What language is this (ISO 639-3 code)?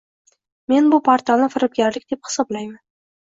uzb